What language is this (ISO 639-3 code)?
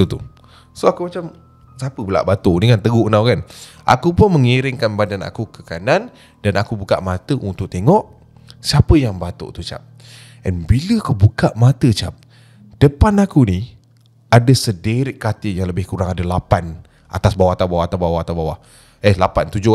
msa